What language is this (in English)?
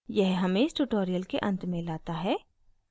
Hindi